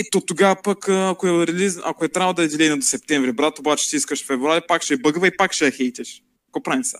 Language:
Bulgarian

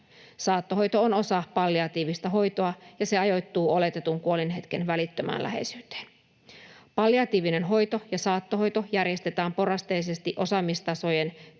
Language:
Finnish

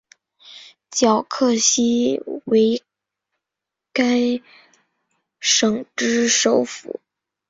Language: Chinese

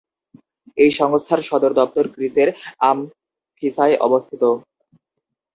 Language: Bangla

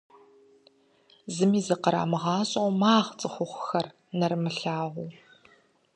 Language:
Kabardian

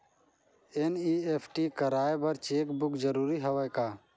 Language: Chhattisgarhi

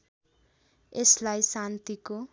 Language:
Nepali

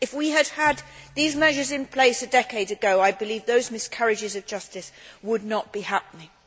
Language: English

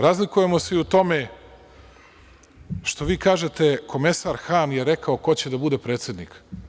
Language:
Serbian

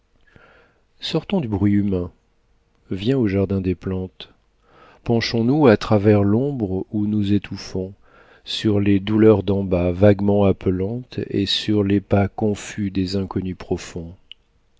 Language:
French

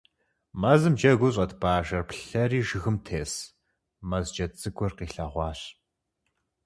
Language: Kabardian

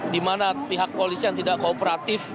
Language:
Indonesian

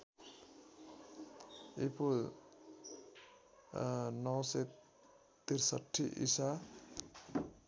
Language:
Nepali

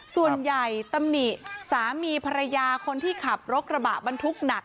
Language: Thai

